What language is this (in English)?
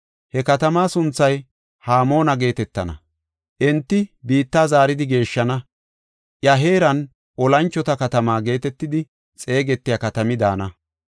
Gofa